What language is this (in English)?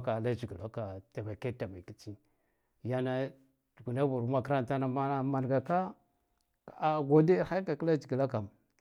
Guduf-Gava